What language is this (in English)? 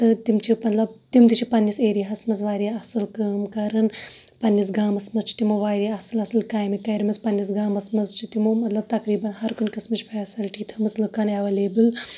Kashmiri